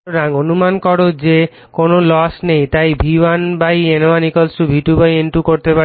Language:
Bangla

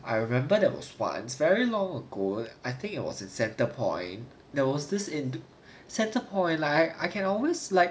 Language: English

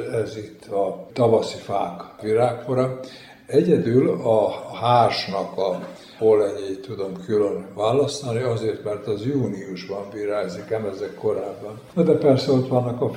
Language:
Hungarian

